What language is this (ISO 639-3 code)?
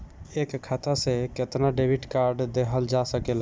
bho